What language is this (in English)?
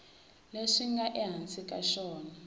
Tsonga